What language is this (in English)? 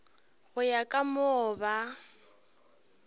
Northern Sotho